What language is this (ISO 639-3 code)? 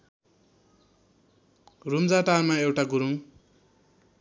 nep